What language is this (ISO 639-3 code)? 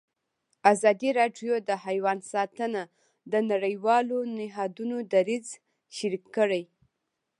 pus